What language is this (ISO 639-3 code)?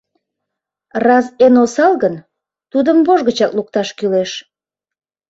chm